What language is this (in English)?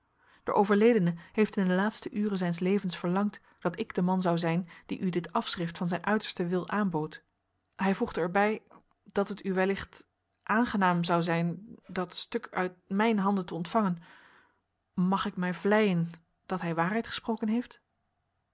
Dutch